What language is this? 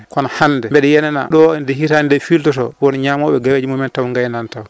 Fula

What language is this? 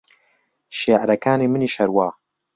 Central Kurdish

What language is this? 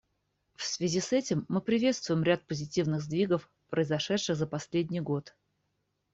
Russian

